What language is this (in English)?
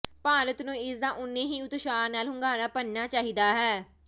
Punjabi